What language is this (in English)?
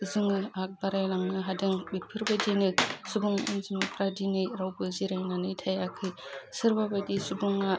Bodo